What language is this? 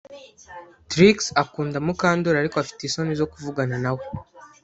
Kinyarwanda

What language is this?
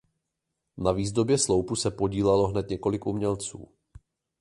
Czech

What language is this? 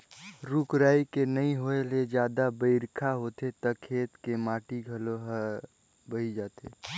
Chhattisgarhi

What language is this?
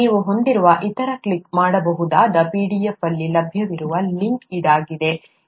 Kannada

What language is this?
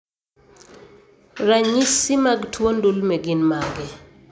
Luo (Kenya and Tanzania)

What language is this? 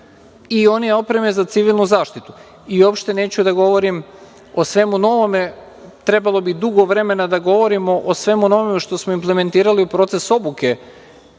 Serbian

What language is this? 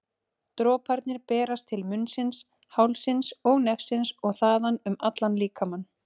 Icelandic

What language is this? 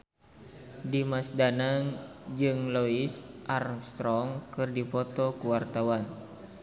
Sundanese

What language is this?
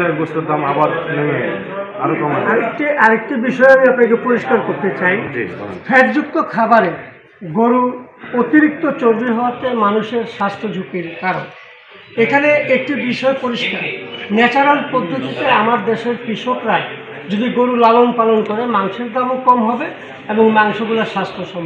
Arabic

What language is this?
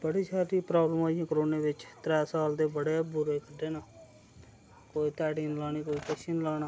Dogri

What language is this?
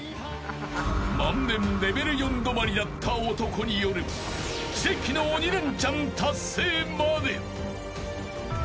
Japanese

